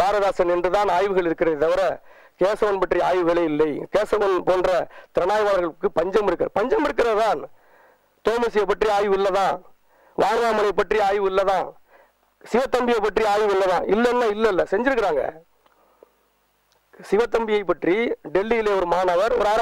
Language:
Tamil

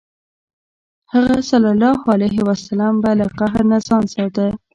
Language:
Pashto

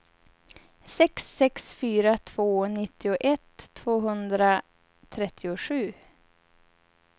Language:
Swedish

